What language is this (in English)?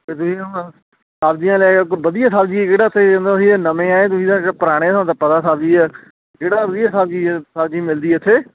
Punjabi